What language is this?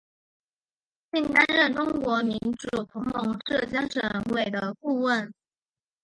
Chinese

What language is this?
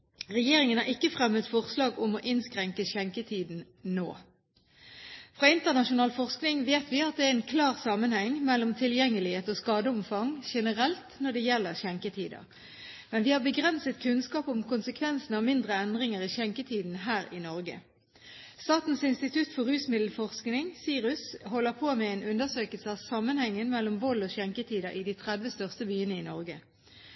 Norwegian Bokmål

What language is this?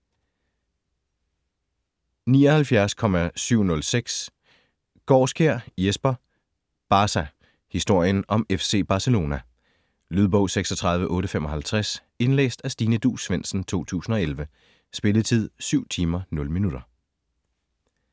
Danish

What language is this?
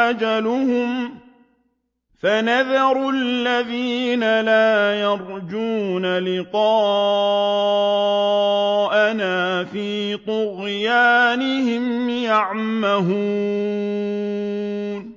Arabic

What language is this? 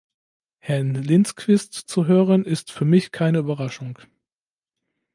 German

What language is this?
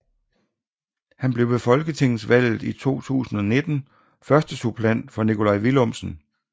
Danish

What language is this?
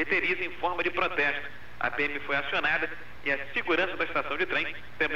Portuguese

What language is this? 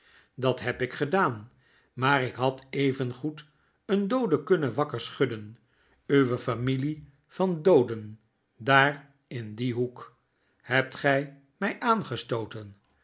Dutch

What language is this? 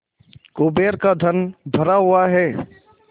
Hindi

